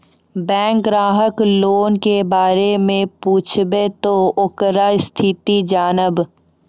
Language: Maithili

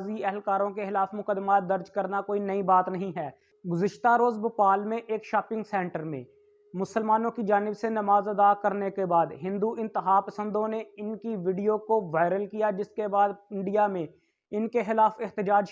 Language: Urdu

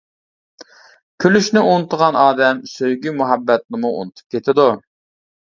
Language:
Uyghur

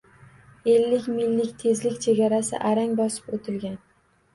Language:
Uzbek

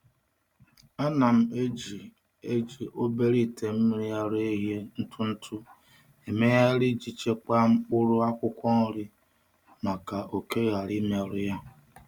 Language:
Igbo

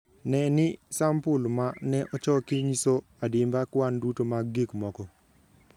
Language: Luo (Kenya and Tanzania)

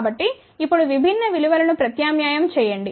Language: Telugu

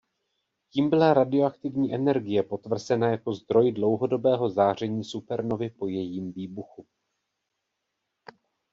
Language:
Czech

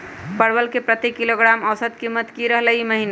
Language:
Magahi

